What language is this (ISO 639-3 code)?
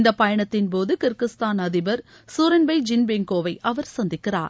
tam